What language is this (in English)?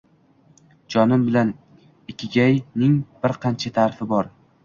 Uzbek